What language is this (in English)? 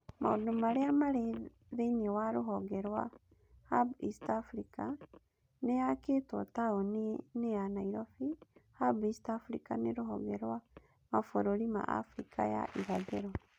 Kikuyu